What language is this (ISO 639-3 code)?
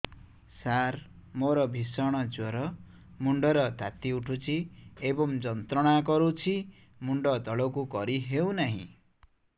ori